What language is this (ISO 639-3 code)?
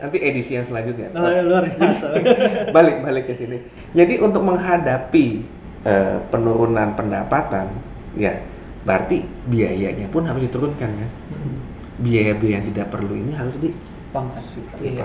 ind